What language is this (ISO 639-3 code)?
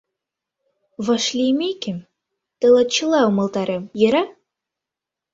chm